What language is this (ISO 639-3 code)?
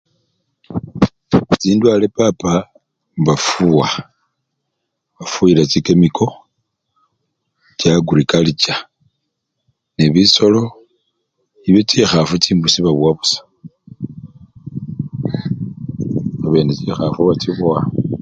luy